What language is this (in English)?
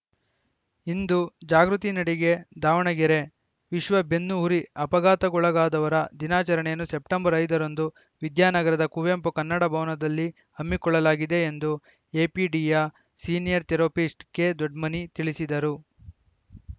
Kannada